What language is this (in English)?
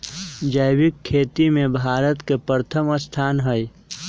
Magahi